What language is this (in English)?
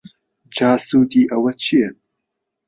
Central Kurdish